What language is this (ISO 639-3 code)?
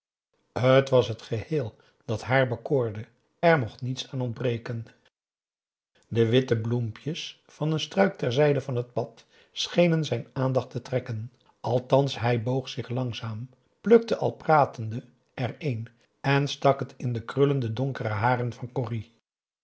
nld